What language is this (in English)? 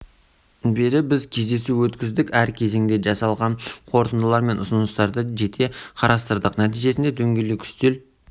Kazakh